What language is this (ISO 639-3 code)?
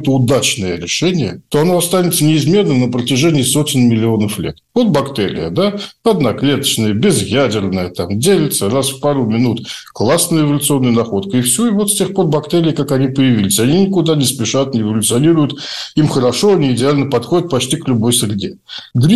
rus